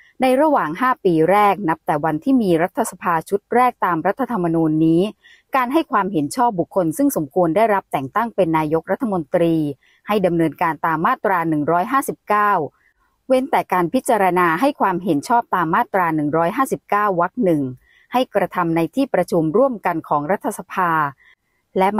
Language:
Thai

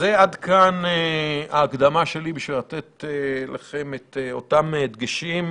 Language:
Hebrew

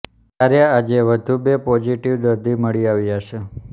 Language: Gujarati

